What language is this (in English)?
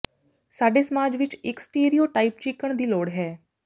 Punjabi